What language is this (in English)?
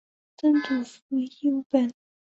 Chinese